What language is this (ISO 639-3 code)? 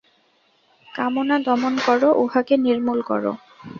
ben